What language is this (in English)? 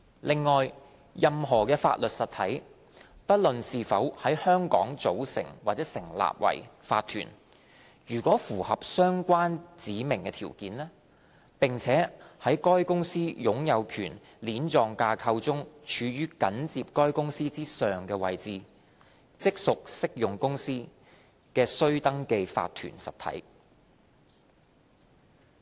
Cantonese